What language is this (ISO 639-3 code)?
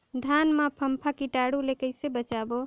hne